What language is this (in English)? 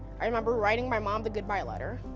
English